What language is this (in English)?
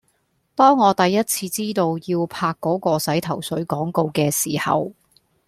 Cantonese